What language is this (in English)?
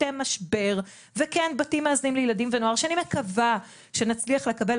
Hebrew